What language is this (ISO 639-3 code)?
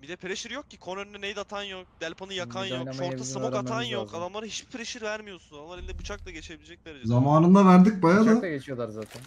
tur